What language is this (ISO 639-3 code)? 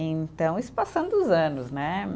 por